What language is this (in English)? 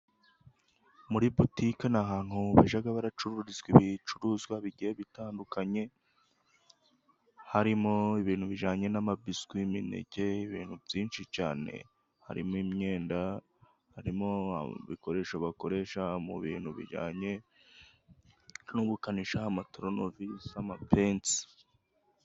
Kinyarwanda